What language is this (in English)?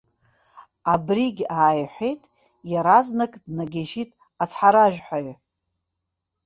Abkhazian